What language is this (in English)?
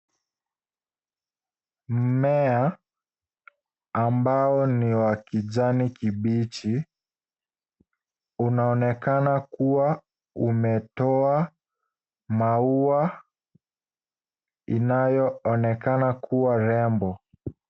Swahili